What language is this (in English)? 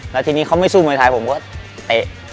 Thai